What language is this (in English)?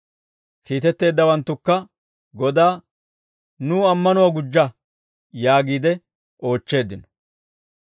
Dawro